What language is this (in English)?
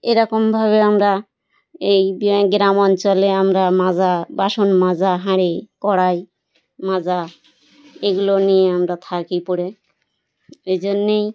Bangla